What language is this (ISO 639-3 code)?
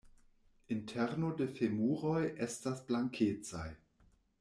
epo